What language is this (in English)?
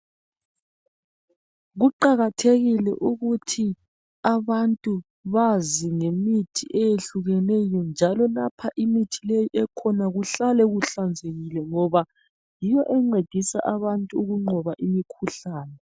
North Ndebele